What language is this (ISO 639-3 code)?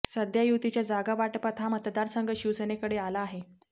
mar